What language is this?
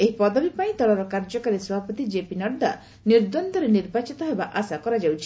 Odia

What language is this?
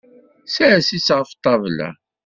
Kabyle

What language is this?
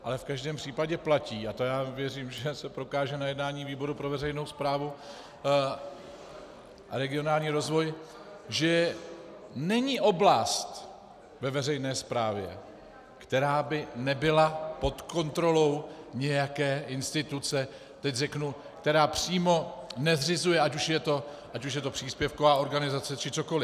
Czech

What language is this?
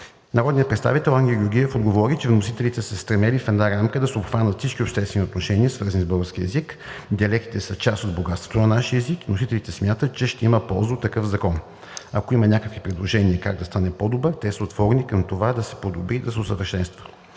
Bulgarian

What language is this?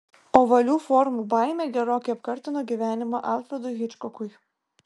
Lithuanian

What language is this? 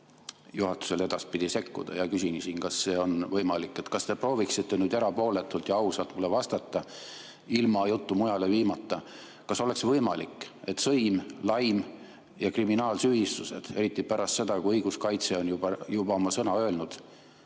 Estonian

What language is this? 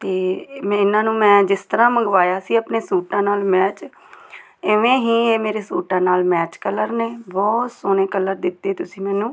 Punjabi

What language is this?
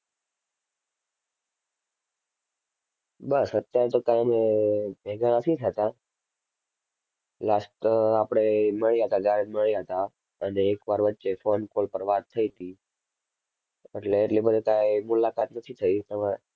Gujarati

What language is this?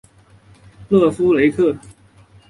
Chinese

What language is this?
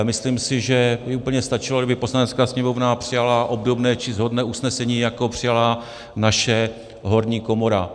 Czech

